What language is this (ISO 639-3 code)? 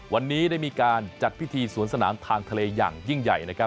tha